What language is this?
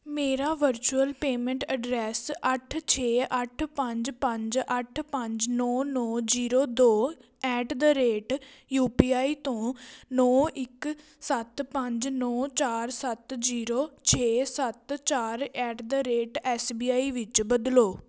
Punjabi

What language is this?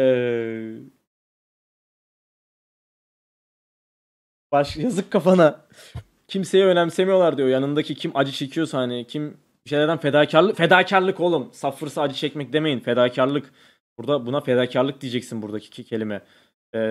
Turkish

